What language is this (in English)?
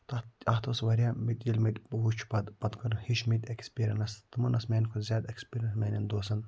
Kashmiri